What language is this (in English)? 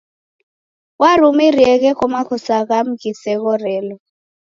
Taita